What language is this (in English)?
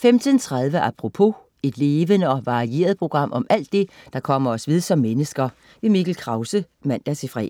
Danish